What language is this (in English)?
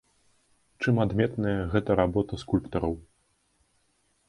Belarusian